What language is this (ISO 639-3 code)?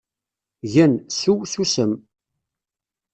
kab